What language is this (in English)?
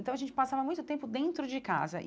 Portuguese